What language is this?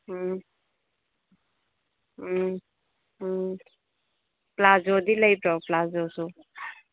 Manipuri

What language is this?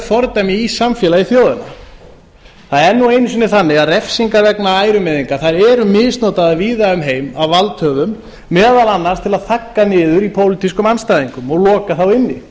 Icelandic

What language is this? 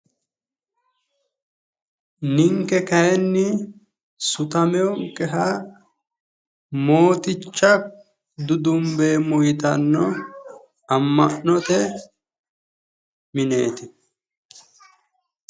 Sidamo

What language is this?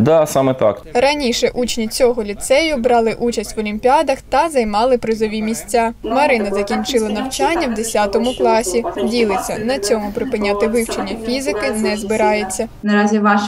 Ukrainian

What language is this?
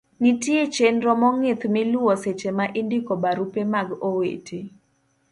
Luo (Kenya and Tanzania)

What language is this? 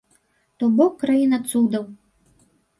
Belarusian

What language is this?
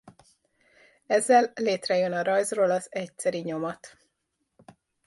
Hungarian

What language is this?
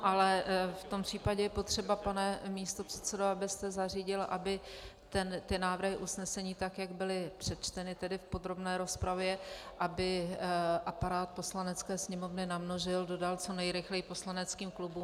Czech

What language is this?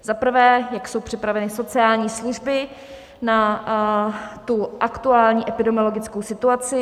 Czech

